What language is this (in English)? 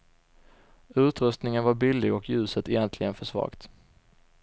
Swedish